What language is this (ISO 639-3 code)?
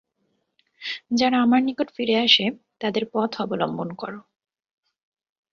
ben